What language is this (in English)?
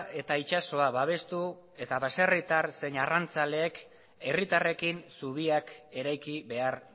Basque